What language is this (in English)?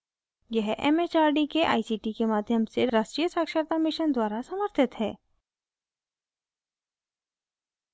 Hindi